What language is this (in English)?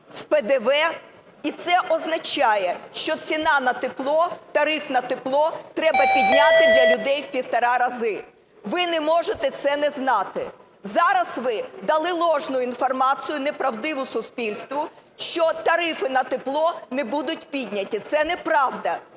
Ukrainian